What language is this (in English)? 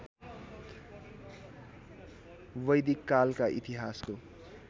Nepali